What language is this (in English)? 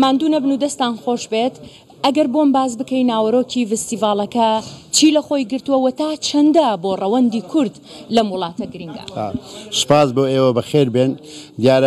Arabic